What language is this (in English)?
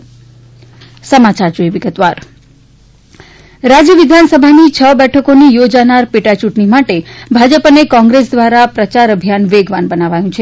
Gujarati